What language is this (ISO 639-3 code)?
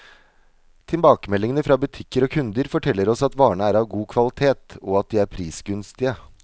nor